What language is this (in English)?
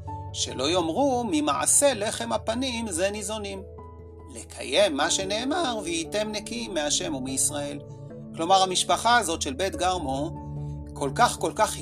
Hebrew